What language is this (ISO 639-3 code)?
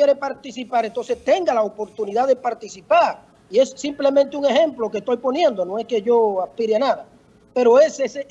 spa